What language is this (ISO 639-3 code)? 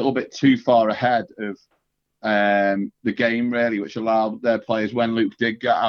eng